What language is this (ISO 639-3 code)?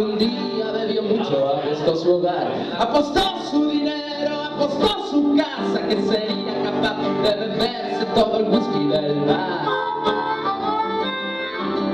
spa